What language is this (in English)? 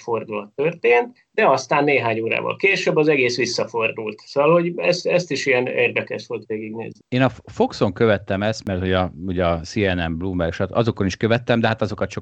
Hungarian